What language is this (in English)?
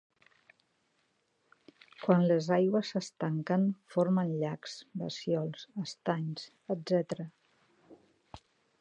Catalan